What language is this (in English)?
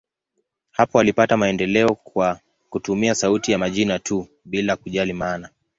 Swahili